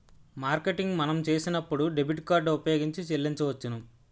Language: Telugu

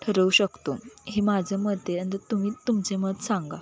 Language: Marathi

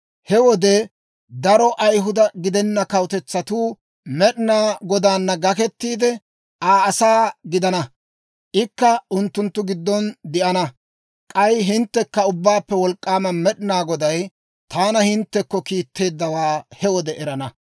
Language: Dawro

